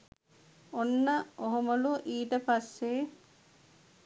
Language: Sinhala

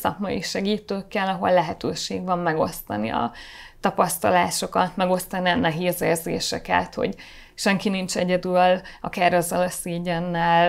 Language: Hungarian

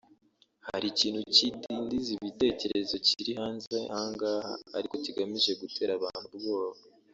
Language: Kinyarwanda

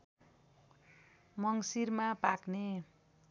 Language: Nepali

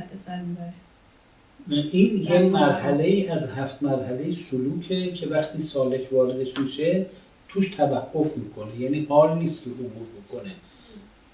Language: Persian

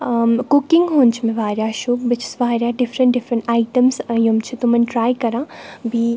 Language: Kashmiri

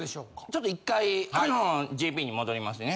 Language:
Japanese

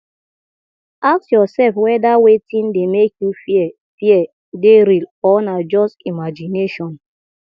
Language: Nigerian Pidgin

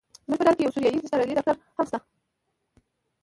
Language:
Pashto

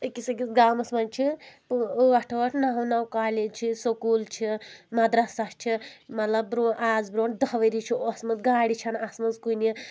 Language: Kashmiri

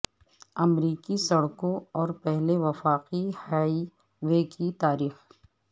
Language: Urdu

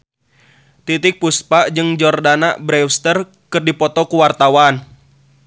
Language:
Sundanese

